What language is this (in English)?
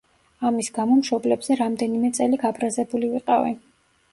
Georgian